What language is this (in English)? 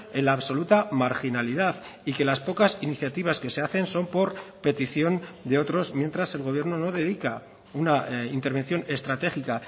Spanish